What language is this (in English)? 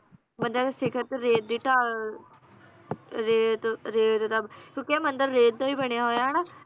Punjabi